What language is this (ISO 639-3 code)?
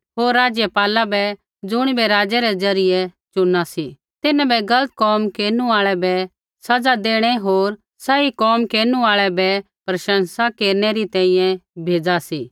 kfx